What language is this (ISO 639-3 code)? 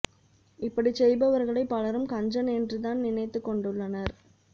tam